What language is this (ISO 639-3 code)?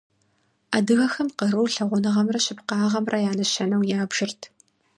kbd